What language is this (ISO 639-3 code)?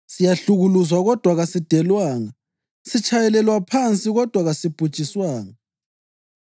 nde